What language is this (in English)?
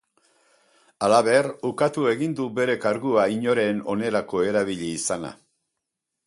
Basque